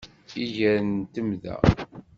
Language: Kabyle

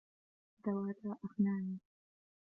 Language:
Arabic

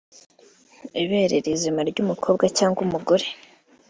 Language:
Kinyarwanda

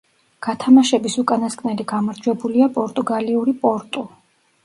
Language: Georgian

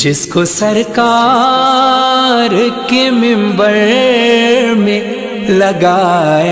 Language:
Urdu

